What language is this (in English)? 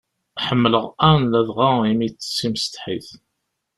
Kabyle